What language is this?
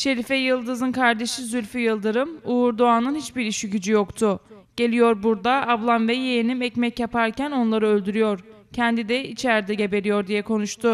Turkish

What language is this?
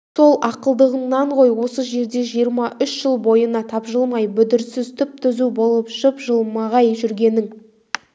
Kazakh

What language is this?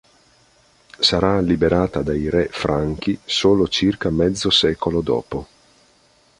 Italian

